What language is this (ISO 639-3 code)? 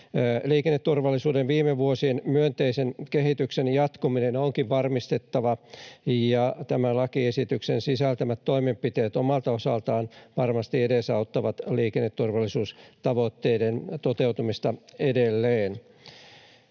fin